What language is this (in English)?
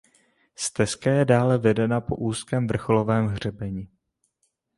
Czech